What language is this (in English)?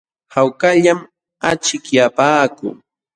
Jauja Wanca Quechua